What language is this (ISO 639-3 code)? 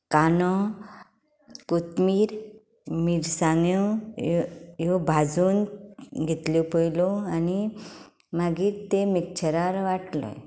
kok